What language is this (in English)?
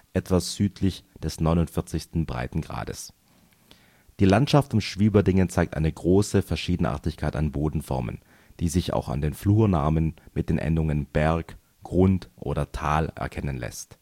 German